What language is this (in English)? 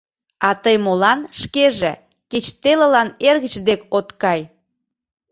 Mari